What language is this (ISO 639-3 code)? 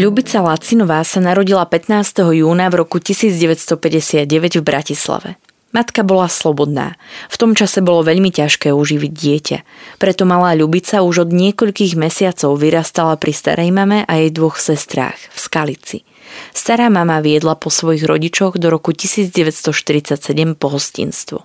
slk